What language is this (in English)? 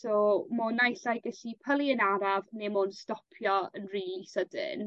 Welsh